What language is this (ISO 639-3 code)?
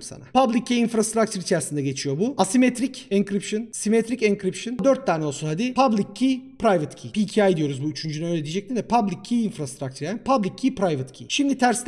tur